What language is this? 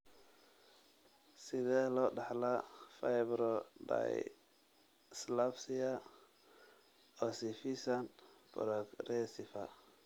Somali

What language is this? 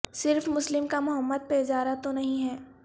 Urdu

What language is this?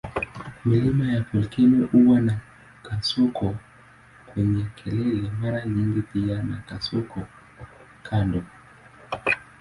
Swahili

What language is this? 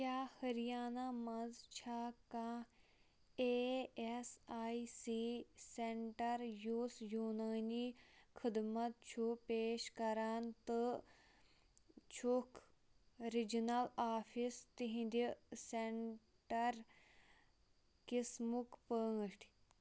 Kashmiri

